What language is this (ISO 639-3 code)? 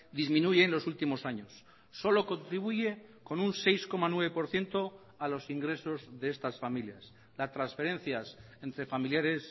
spa